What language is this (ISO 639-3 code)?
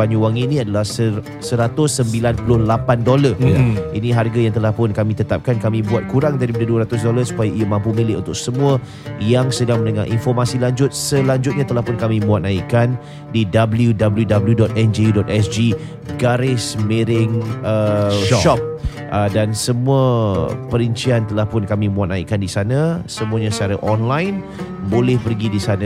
msa